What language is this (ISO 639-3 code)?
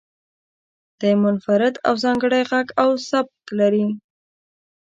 pus